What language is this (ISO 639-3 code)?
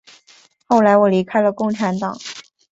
zho